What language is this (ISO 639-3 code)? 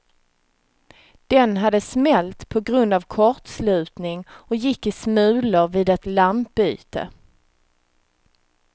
swe